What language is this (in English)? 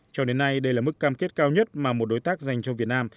Vietnamese